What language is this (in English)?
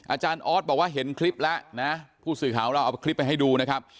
Thai